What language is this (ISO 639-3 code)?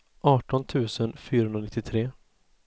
swe